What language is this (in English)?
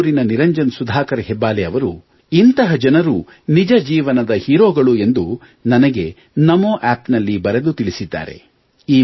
Kannada